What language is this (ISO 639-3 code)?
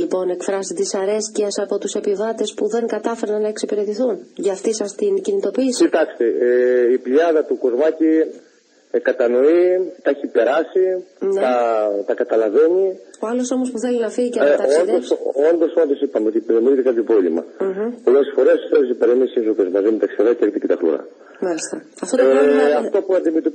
ell